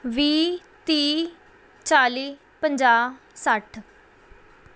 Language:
Punjabi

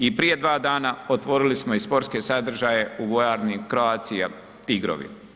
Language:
Croatian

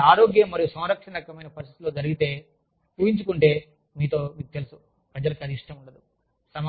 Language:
Telugu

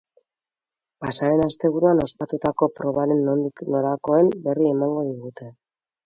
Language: Basque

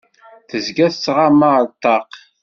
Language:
Kabyle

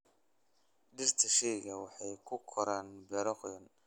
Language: Somali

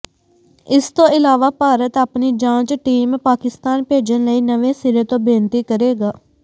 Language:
Punjabi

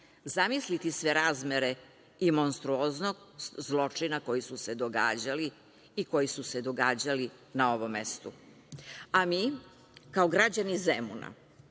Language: Serbian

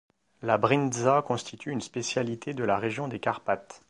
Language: French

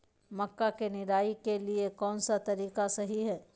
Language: Magahi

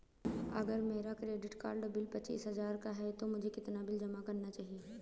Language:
Hindi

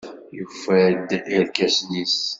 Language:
Kabyle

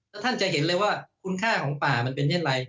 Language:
Thai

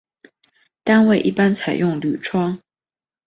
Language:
Chinese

